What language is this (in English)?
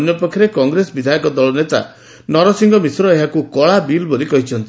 Odia